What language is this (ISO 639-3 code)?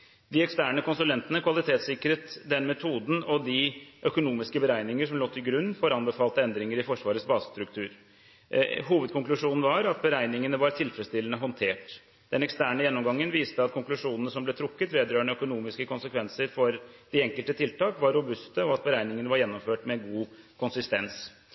nob